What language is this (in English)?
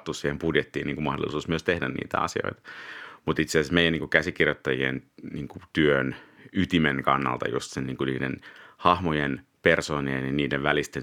Finnish